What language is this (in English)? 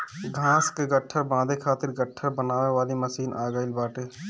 Bhojpuri